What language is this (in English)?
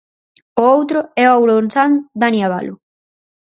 Galician